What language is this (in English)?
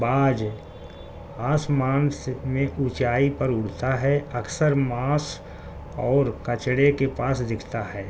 Urdu